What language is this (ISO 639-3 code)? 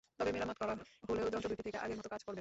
ben